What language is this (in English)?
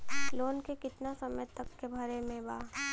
Bhojpuri